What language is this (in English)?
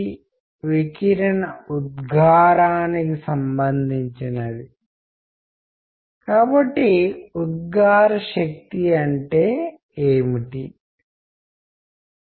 Telugu